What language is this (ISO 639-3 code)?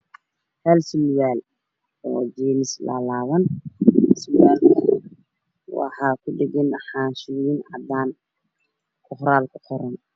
som